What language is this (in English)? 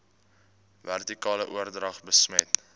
Afrikaans